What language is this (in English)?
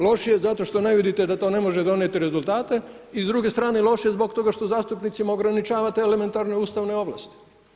Croatian